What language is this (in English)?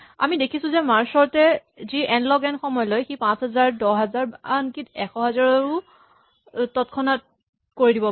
Assamese